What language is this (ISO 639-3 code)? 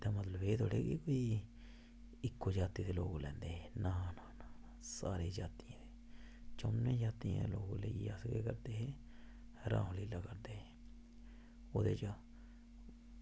doi